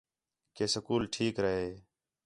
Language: Khetrani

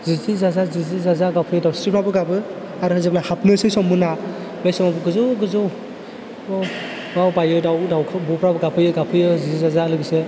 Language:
Bodo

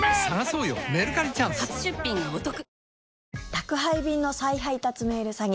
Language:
Japanese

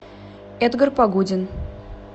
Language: Russian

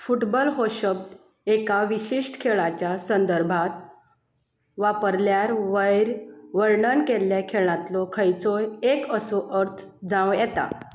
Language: Konkani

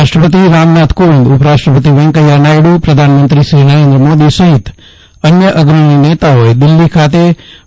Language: Gujarati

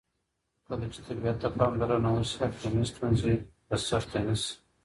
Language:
Pashto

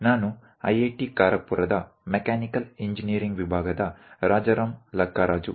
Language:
Kannada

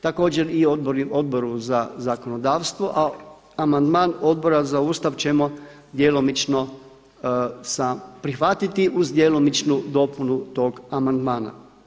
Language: Croatian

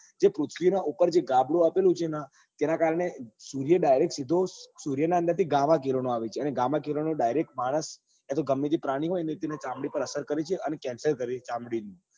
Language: Gujarati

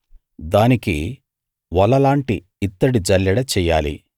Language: Telugu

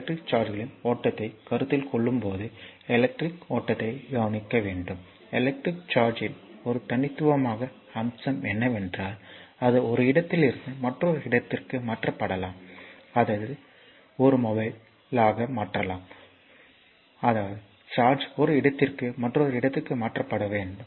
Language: Tamil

